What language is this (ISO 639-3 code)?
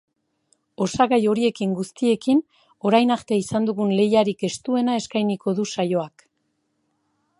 eus